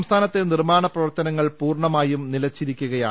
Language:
Malayalam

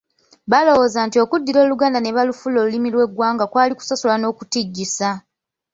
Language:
Ganda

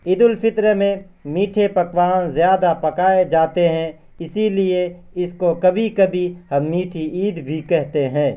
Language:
Urdu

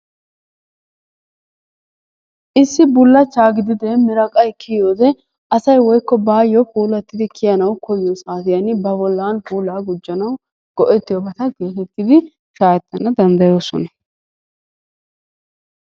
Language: Wolaytta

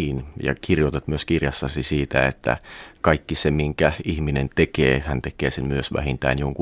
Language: Finnish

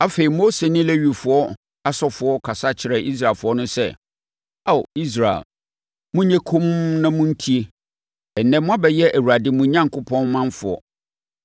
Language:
Akan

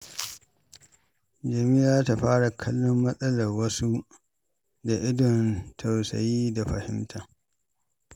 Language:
Hausa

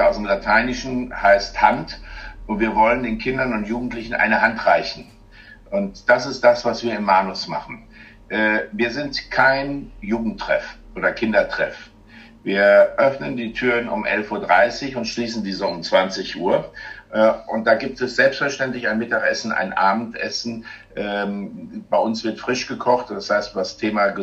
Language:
German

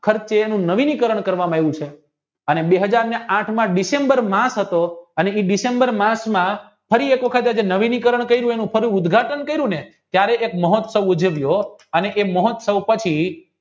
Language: Gujarati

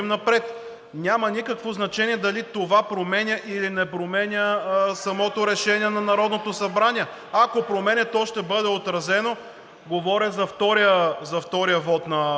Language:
Bulgarian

